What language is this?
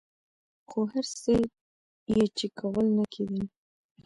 Pashto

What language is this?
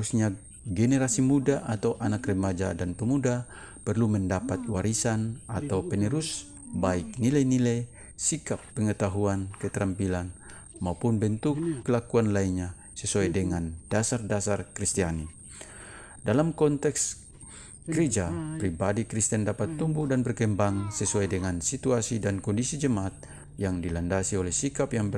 Indonesian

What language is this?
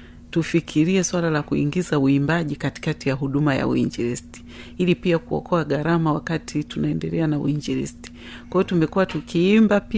Swahili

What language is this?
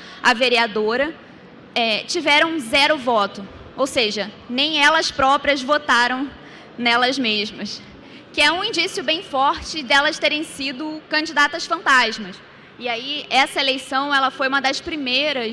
Portuguese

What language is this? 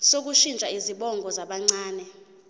Zulu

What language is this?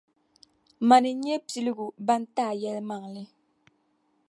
Dagbani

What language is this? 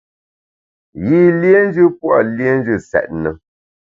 Bamun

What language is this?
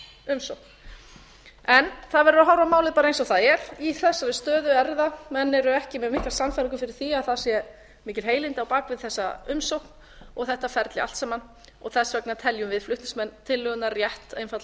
Icelandic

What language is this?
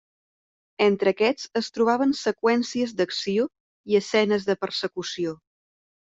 Catalan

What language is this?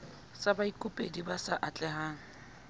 Southern Sotho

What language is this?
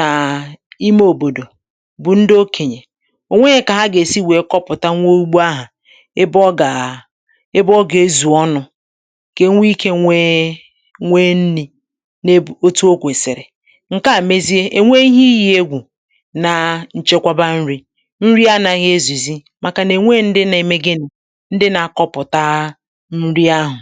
Igbo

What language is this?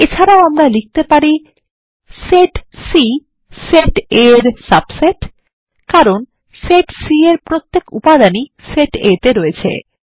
Bangla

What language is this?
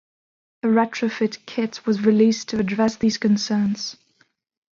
English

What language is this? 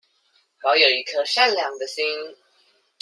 Chinese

